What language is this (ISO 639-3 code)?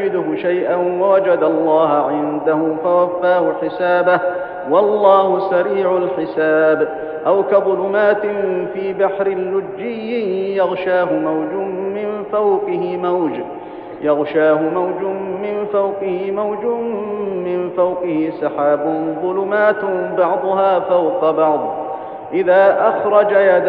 ara